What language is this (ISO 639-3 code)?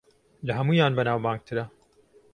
ckb